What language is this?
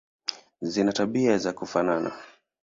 Swahili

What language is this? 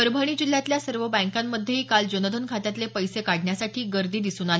Marathi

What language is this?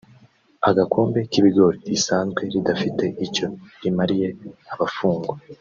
Kinyarwanda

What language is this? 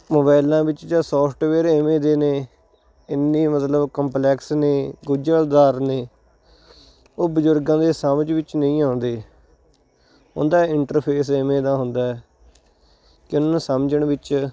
Punjabi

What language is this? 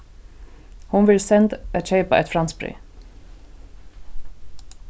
Faroese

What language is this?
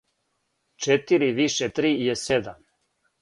Serbian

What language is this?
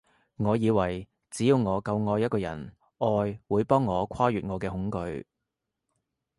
Cantonese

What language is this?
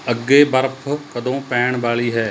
Punjabi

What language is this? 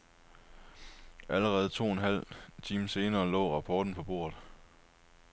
Danish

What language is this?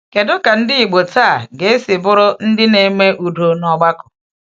Igbo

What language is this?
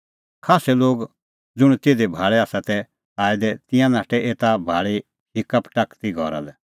Kullu Pahari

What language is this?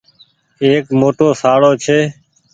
Goaria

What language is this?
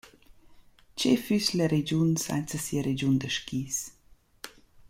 Romansh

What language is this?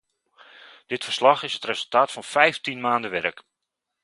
Dutch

